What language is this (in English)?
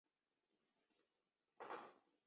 Chinese